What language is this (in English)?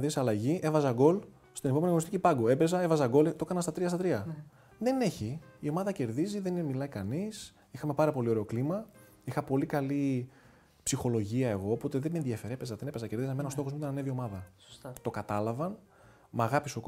Greek